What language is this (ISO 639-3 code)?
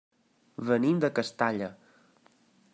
cat